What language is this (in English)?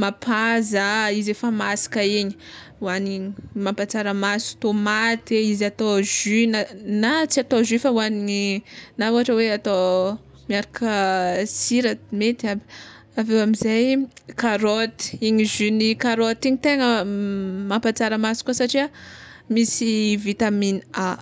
Tsimihety Malagasy